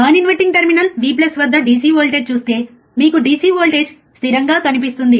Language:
Telugu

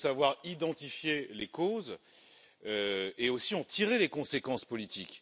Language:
French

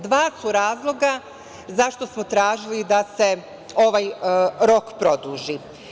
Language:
Serbian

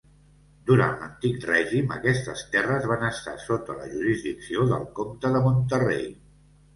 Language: Catalan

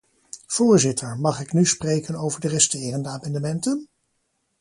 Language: Dutch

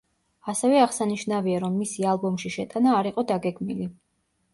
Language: Georgian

